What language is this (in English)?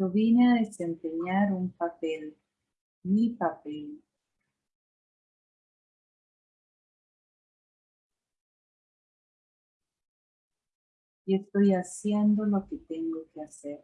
Spanish